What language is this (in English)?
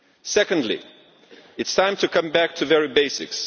English